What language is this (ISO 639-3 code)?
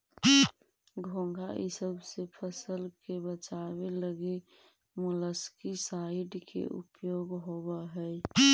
mag